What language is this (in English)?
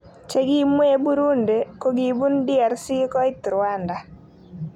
Kalenjin